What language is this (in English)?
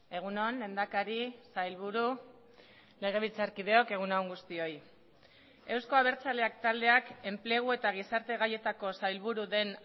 Basque